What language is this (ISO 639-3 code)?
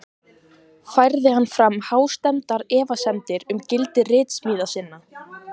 isl